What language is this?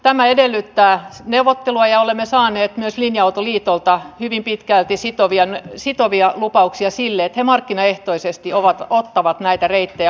Finnish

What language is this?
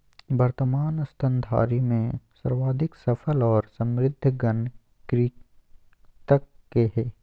Magahi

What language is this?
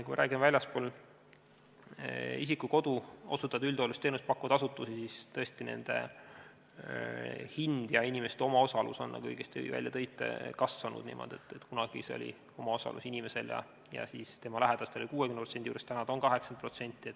Estonian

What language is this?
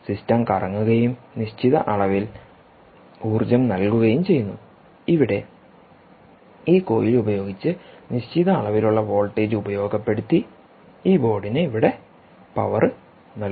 Malayalam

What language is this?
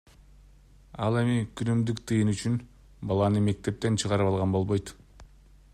Kyrgyz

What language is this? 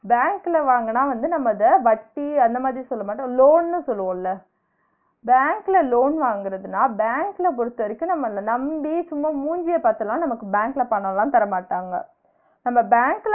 Tamil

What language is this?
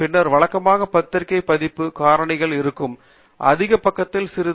Tamil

